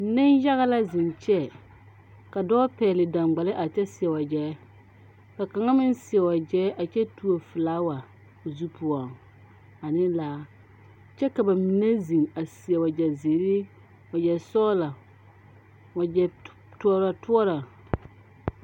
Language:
Southern Dagaare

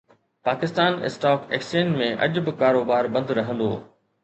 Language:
Sindhi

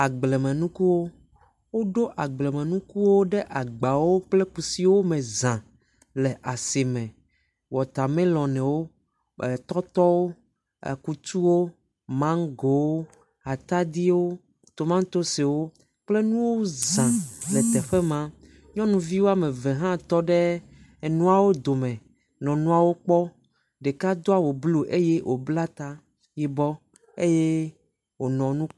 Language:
Ewe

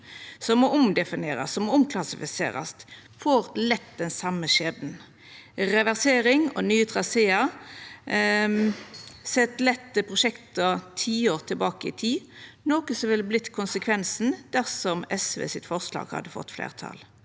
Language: Norwegian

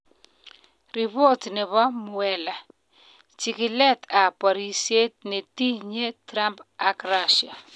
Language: Kalenjin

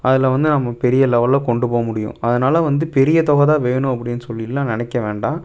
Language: Tamil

